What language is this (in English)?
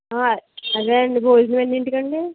Telugu